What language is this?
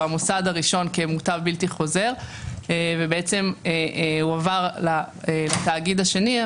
Hebrew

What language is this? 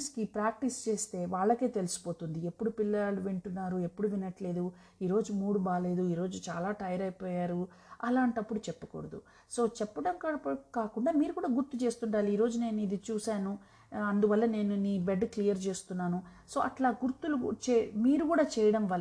Telugu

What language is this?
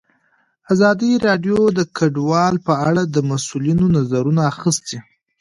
Pashto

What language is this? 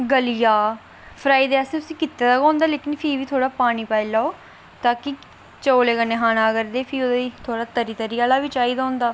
Dogri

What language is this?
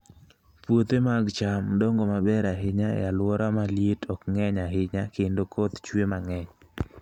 Luo (Kenya and Tanzania)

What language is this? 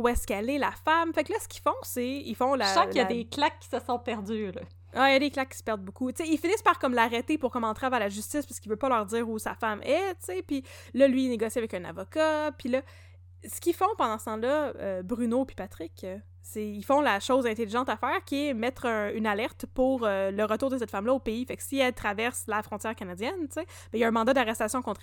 French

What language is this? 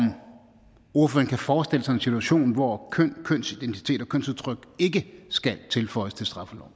Danish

